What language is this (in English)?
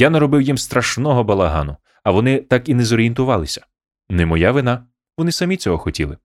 Ukrainian